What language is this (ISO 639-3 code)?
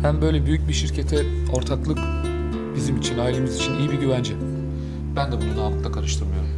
tur